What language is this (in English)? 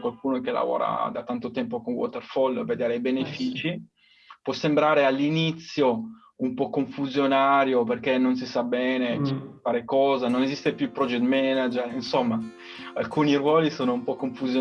Italian